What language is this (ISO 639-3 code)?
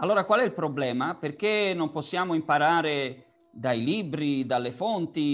ita